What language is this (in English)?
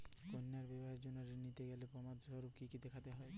Bangla